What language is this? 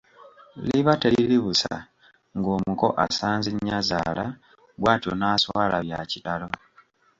Ganda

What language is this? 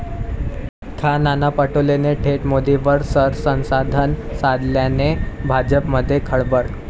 Marathi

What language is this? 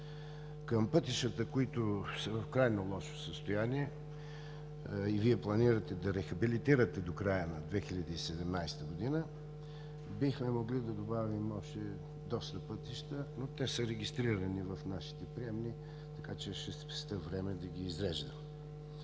Bulgarian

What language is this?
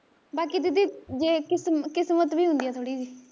Punjabi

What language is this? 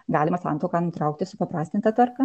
Lithuanian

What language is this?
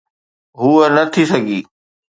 Sindhi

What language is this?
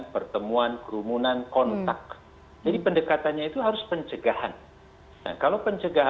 Indonesian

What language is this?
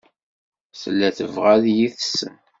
Kabyle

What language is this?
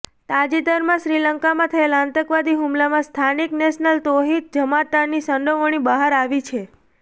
Gujarati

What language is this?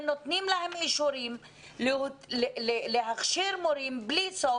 Hebrew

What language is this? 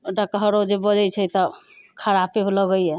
Maithili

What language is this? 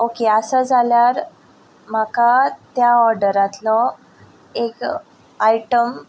Konkani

